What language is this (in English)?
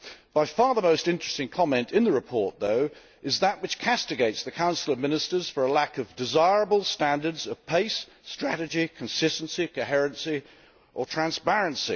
English